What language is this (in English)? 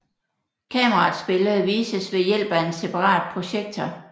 Danish